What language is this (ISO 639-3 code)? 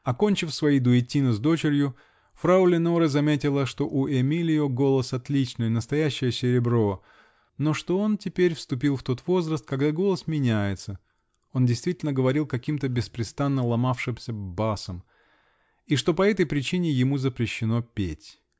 rus